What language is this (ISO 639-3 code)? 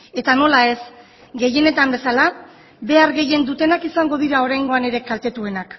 eus